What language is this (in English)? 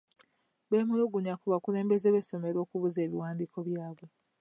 Ganda